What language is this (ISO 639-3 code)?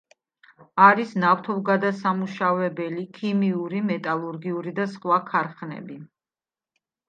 kat